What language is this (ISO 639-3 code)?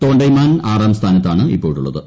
mal